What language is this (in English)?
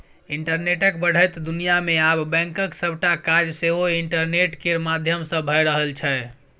Maithili